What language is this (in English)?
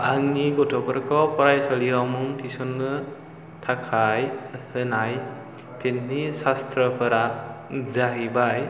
Bodo